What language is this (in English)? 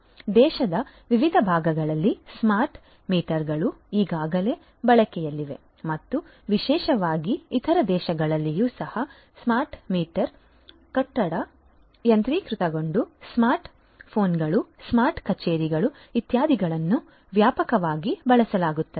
Kannada